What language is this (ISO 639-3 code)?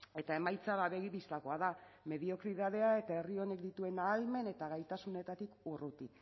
eus